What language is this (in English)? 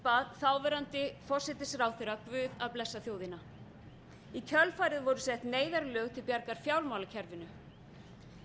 Icelandic